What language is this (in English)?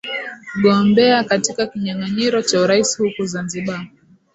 Swahili